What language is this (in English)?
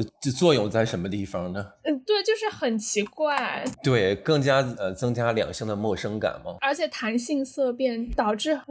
Chinese